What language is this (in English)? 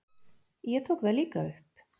Icelandic